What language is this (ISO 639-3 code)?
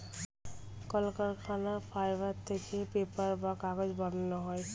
ben